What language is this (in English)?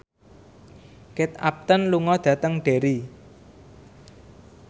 Javanese